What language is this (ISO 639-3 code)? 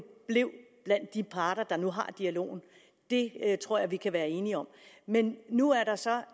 dan